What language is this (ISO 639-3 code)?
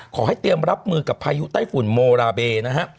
tha